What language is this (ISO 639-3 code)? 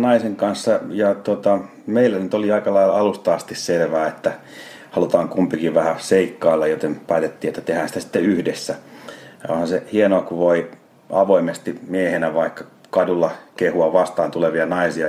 fin